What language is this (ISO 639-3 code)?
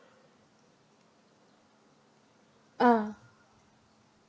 eng